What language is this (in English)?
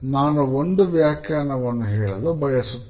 Kannada